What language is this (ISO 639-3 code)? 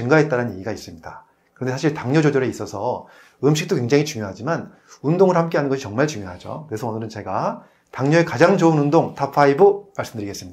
kor